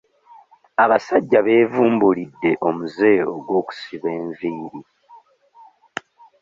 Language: Ganda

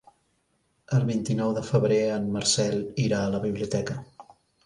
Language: Catalan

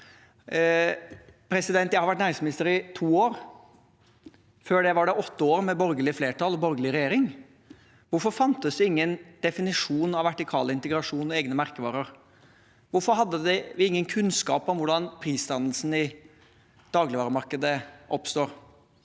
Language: Norwegian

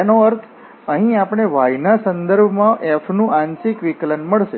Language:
Gujarati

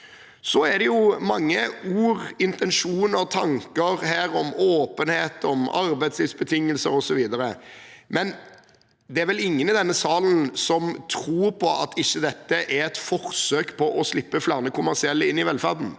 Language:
Norwegian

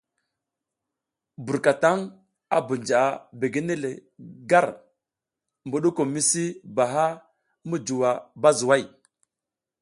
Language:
South Giziga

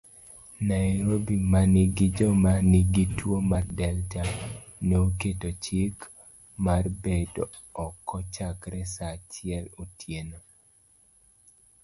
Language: Luo (Kenya and Tanzania)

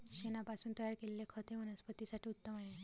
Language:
Marathi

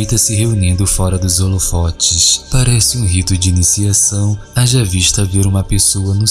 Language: Portuguese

